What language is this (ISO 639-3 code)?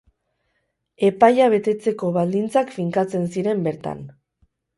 eus